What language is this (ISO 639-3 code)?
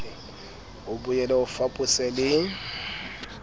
sot